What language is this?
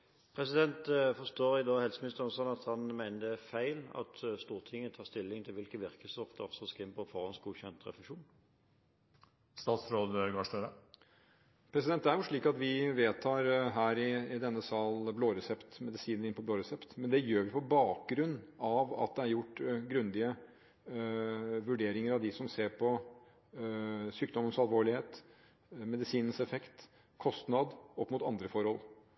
Norwegian Bokmål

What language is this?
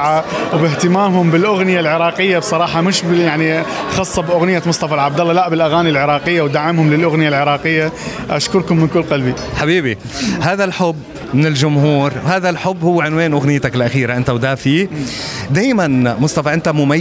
Arabic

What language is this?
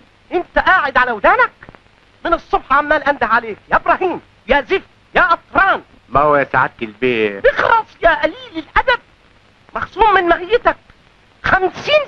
Arabic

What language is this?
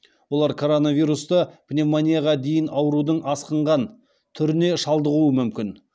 Kazakh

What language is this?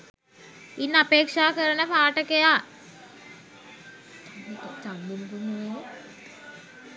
Sinhala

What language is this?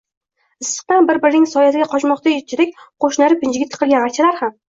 Uzbek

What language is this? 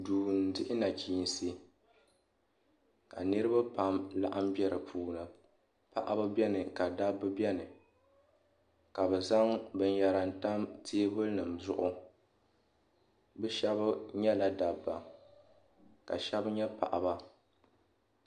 Dagbani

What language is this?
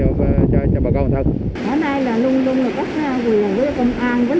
Vietnamese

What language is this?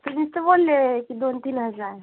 Marathi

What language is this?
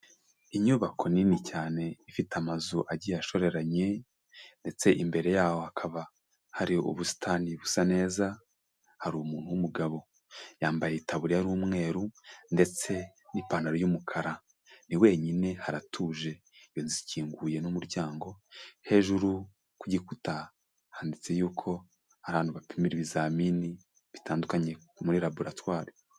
Kinyarwanda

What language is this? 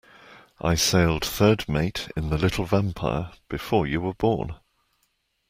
English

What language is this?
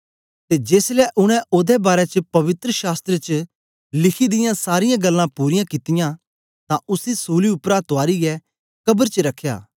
Dogri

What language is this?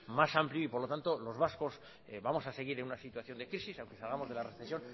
Spanish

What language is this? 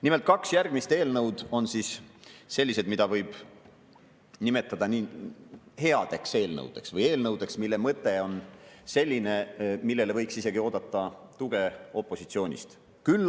Estonian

